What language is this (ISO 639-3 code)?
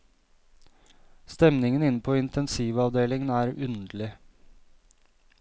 nor